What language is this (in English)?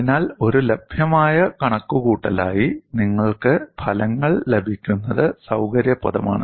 Malayalam